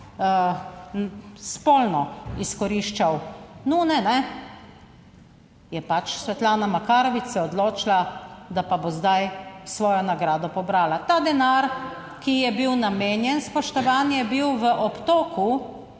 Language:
Slovenian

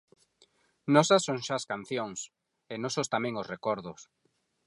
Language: Galician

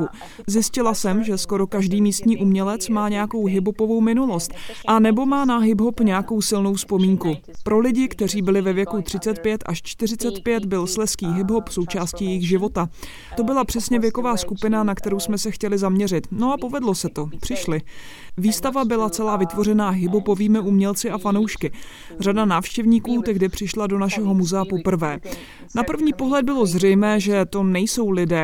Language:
Czech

